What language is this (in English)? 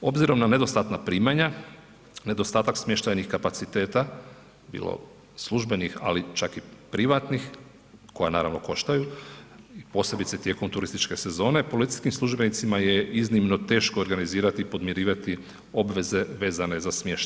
Croatian